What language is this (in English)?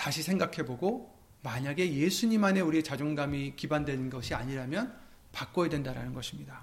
Korean